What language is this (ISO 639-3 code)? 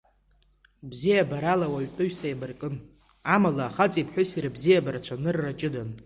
abk